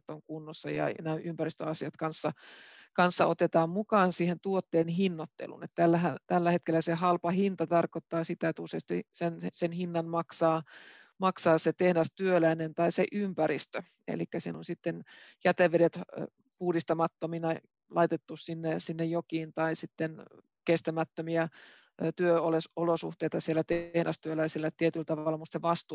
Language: Finnish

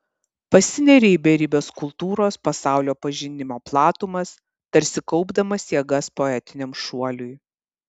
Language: Lithuanian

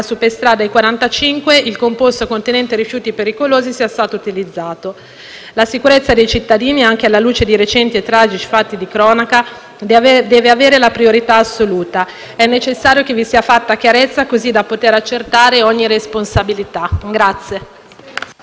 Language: Italian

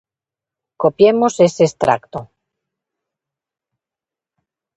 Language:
Galician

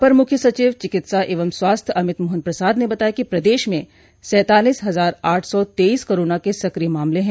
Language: Hindi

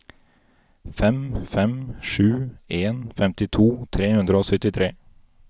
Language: Norwegian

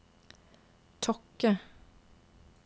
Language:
Norwegian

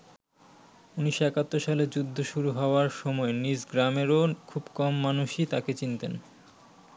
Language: Bangla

